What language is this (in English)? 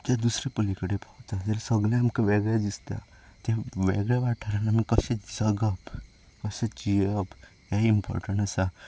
Konkani